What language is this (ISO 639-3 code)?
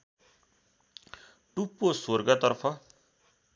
nep